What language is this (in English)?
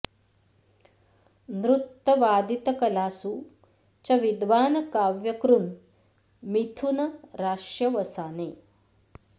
Sanskrit